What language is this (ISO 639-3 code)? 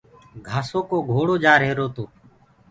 ggg